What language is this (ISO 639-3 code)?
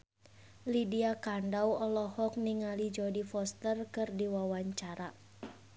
sun